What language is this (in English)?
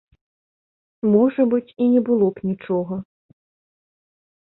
Belarusian